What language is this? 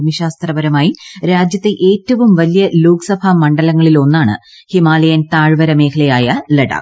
Malayalam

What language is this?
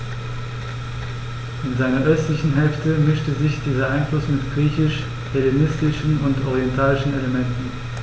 German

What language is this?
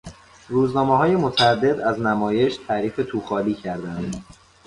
Persian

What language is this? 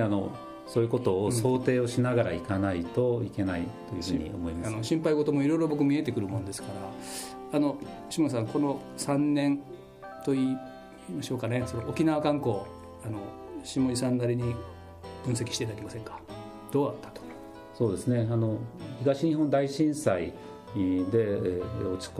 Japanese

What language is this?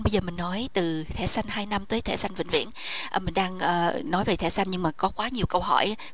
Vietnamese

